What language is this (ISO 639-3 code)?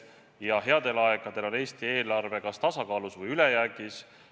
est